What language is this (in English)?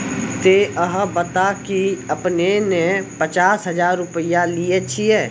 Maithili